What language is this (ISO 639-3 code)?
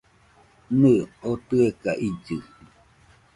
hux